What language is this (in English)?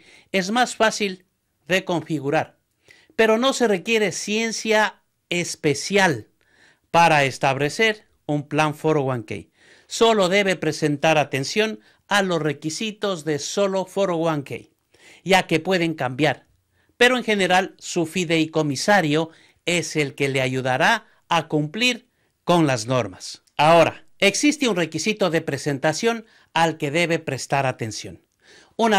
Spanish